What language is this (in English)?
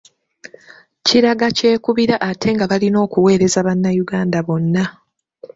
Ganda